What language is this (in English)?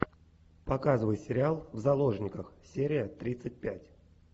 Russian